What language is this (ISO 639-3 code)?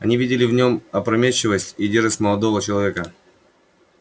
rus